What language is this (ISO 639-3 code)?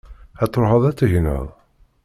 kab